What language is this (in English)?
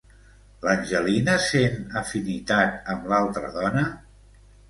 Catalan